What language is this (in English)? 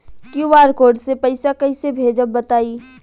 Bhojpuri